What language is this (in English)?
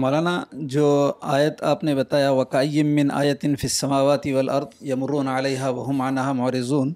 Urdu